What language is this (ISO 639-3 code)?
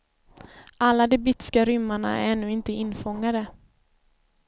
swe